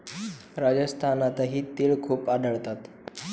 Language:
Marathi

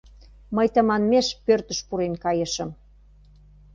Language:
Mari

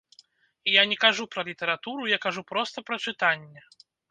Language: Belarusian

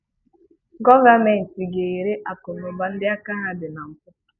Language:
Igbo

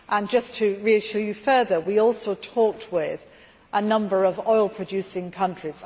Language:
English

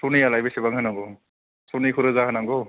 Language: Bodo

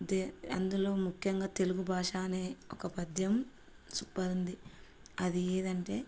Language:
Telugu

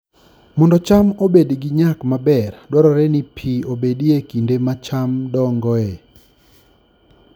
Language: Luo (Kenya and Tanzania)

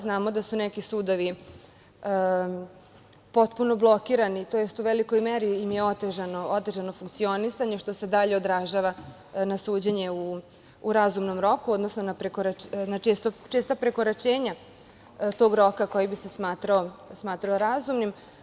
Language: Serbian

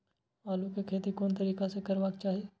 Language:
Maithili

